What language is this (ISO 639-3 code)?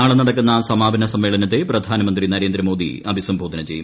mal